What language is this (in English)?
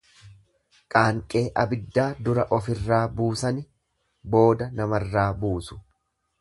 Oromo